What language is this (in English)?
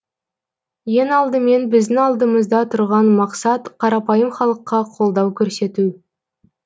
Kazakh